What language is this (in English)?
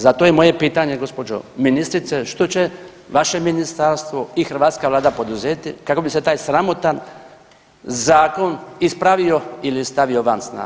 Croatian